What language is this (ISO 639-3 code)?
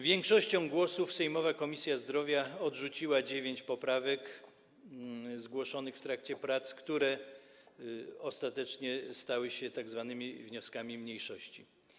pol